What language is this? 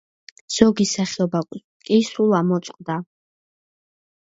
Georgian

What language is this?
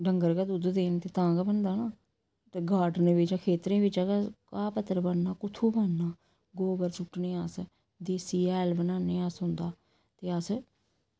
Dogri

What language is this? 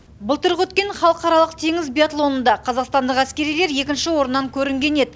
Kazakh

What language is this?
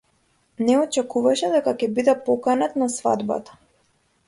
Macedonian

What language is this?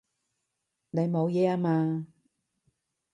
Cantonese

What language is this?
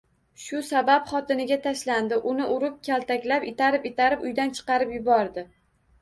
Uzbek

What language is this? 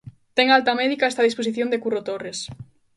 Galician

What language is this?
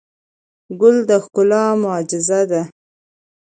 Pashto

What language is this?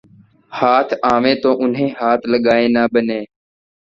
Urdu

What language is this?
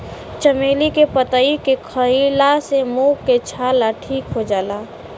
Bhojpuri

